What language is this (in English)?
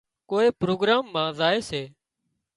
Wadiyara Koli